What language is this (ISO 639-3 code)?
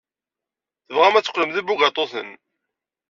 kab